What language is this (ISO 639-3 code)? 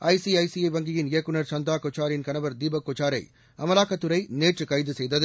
tam